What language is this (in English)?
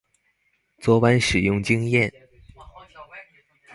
Chinese